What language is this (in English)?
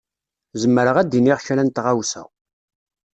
Kabyle